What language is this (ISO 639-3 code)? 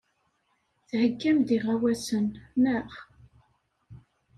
kab